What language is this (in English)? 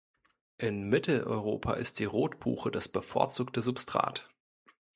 German